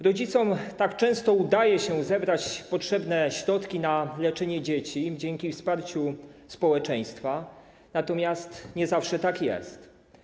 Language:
Polish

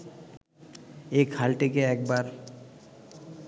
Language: Bangla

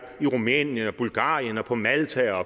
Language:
Danish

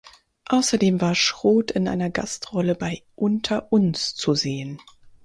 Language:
German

